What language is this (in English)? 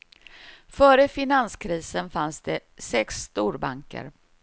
Swedish